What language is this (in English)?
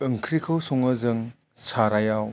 Bodo